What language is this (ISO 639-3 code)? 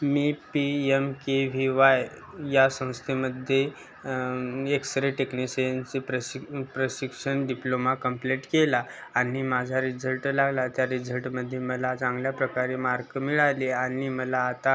mar